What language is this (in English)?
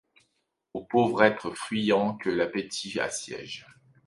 French